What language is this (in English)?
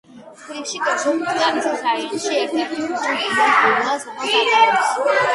Georgian